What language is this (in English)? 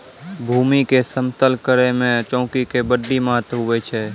Maithili